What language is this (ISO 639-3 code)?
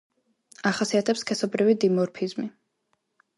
kat